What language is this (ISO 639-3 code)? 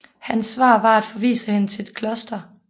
dan